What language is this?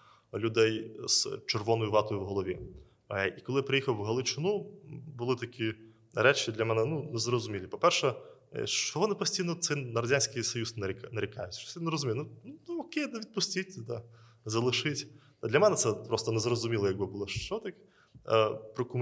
Ukrainian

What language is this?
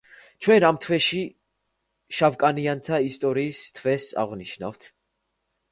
Georgian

